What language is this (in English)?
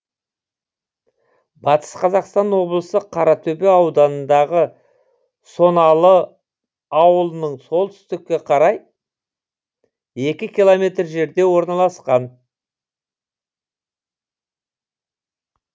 Kazakh